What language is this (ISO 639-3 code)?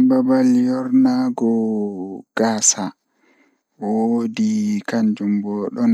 ful